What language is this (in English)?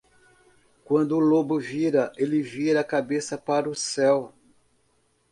Portuguese